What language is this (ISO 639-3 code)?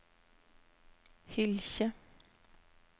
nor